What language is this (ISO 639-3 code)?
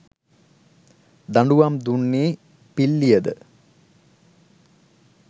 sin